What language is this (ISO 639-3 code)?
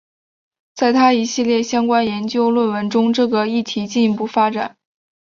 zho